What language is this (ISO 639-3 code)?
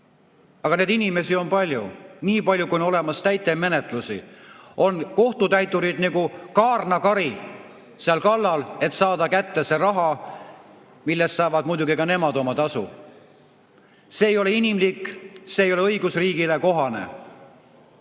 est